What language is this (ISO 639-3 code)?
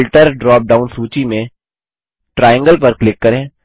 hin